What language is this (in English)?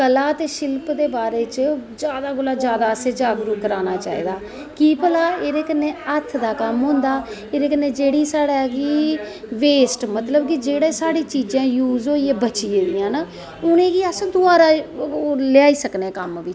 Dogri